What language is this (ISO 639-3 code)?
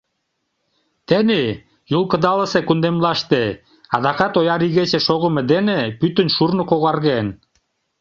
chm